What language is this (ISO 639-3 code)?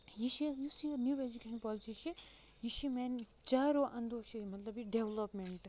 kas